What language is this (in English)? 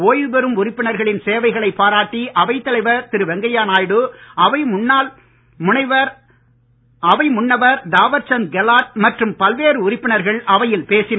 Tamil